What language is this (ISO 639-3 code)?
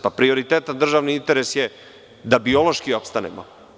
srp